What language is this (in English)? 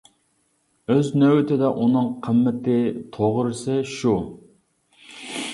Uyghur